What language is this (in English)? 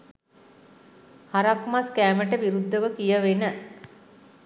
Sinhala